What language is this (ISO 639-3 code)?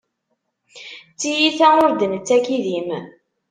kab